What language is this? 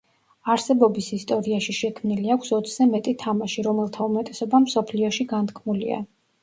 Georgian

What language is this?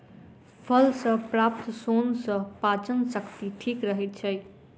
Maithili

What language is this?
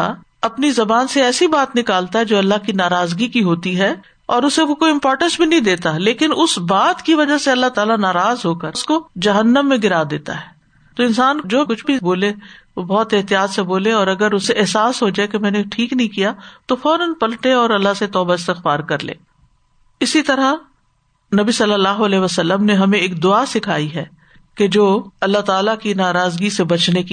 Urdu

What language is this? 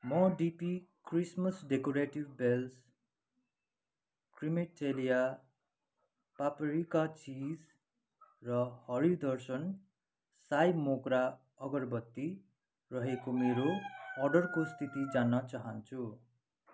Nepali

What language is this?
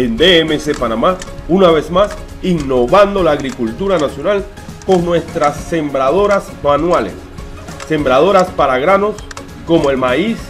Spanish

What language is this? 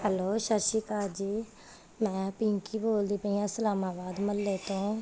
Punjabi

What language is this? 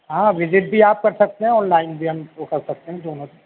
Urdu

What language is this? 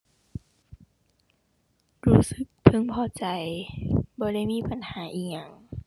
Thai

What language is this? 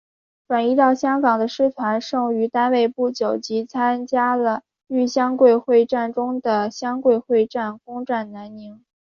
Chinese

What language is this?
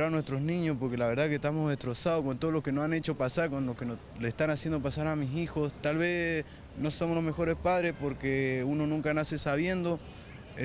Spanish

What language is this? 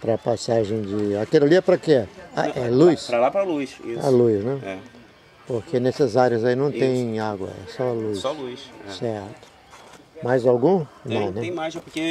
Portuguese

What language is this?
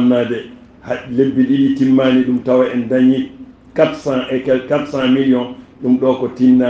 Arabic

